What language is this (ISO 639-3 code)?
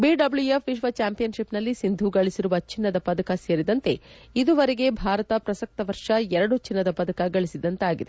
kan